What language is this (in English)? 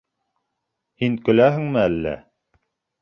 Bashkir